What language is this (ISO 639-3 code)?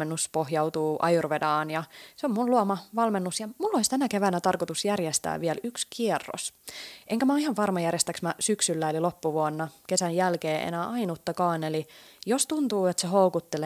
fin